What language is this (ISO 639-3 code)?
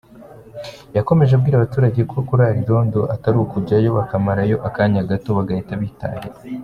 kin